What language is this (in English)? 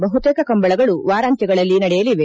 Kannada